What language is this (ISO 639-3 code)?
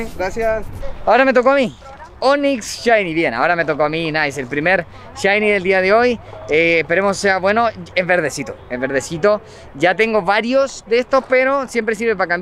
spa